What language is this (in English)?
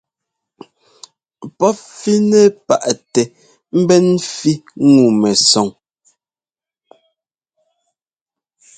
Ngomba